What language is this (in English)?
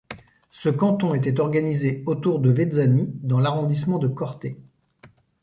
French